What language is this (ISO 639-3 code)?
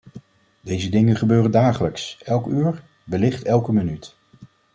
nld